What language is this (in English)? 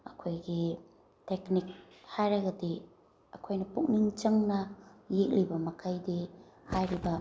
Manipuri